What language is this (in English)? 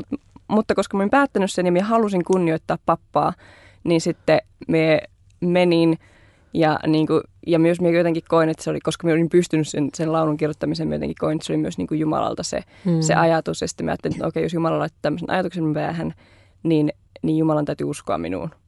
Finnish